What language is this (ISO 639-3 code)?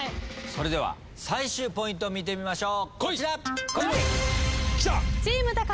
jpn